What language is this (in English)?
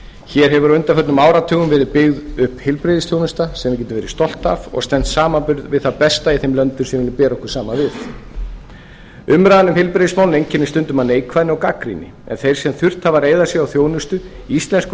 Icelandic